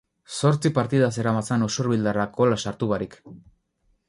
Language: Basque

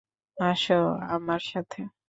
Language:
Bangla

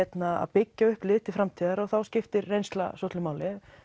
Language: Icelandic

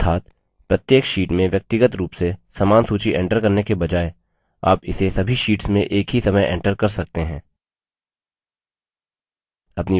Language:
Hindi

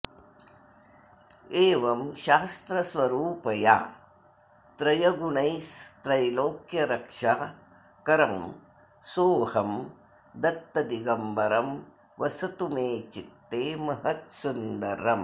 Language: Sanskrit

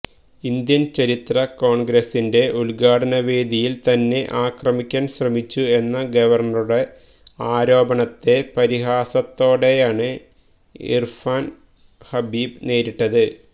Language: Malayalam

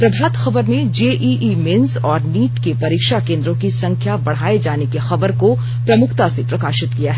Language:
Hindi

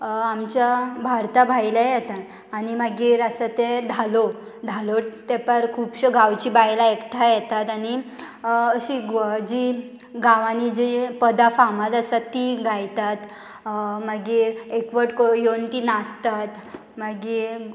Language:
Konkani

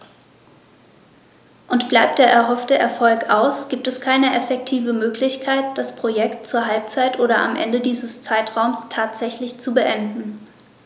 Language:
German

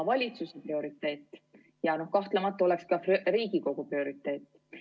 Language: Estonian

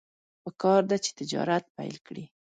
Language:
Pashto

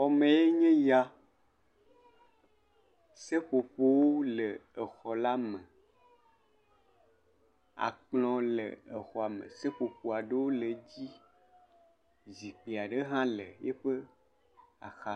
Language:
Ewe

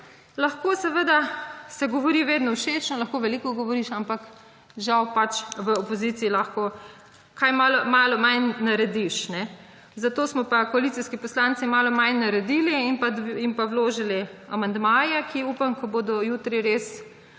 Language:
Slovenian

